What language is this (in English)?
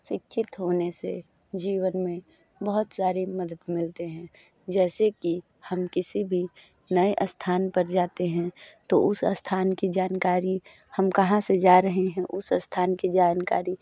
Hindi